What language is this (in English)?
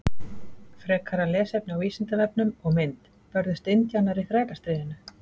Icelandic